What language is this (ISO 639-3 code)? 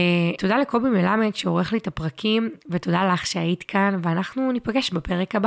heb